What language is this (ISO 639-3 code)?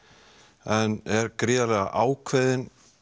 isl